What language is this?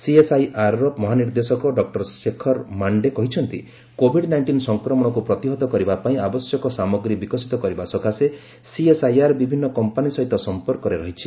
Odia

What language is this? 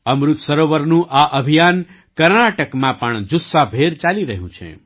Gujarati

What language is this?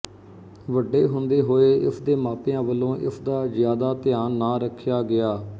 Punjabi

